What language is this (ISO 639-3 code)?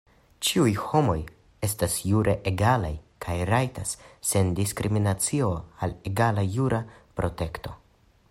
epo